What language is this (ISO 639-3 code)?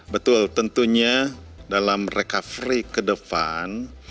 ind